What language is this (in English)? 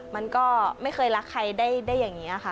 Thai